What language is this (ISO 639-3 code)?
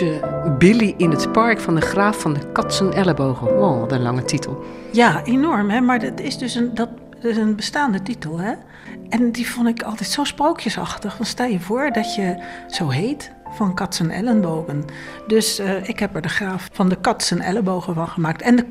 nld